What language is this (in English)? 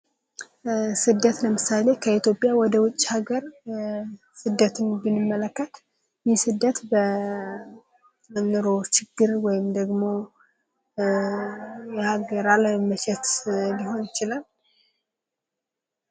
Amharic